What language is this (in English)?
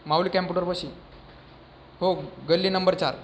Marathi